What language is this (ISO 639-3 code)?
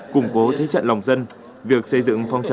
vie